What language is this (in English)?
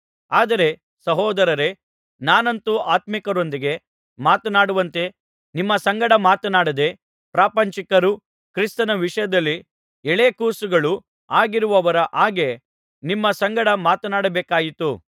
Kannada